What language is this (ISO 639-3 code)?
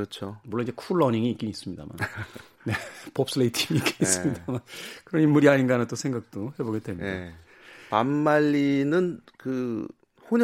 kor